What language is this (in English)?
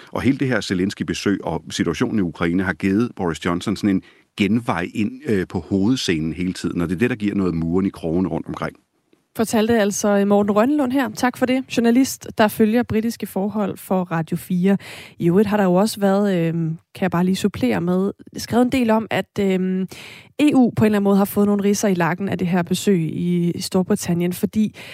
Danish